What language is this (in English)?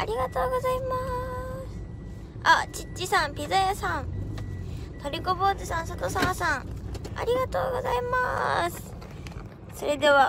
Japanese